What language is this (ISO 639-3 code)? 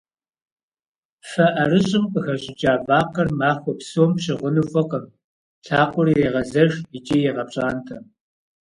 kbd